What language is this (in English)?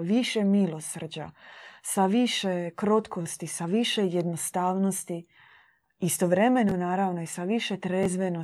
Croatian